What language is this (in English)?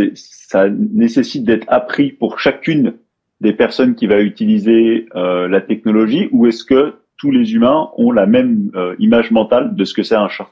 French